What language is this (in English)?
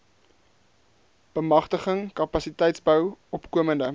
Afrikaans